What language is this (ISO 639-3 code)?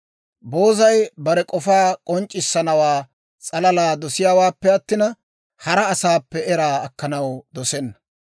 dwr